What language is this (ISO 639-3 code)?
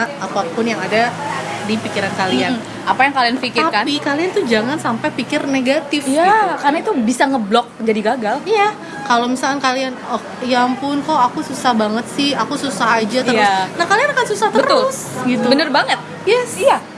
ind